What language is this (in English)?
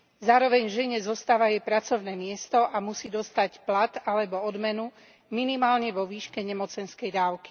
Slovak